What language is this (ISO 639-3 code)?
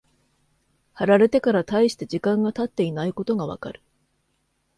jpn